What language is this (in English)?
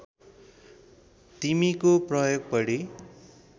Nepali